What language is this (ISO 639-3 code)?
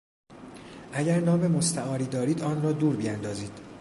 fas